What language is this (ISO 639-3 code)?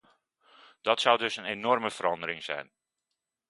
nld